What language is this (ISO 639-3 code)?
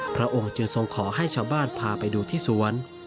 tha